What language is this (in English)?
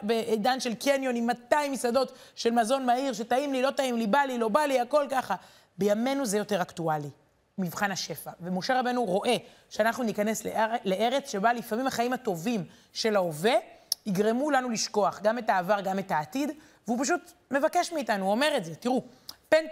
Hebrew